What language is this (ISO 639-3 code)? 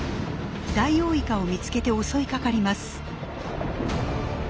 jpn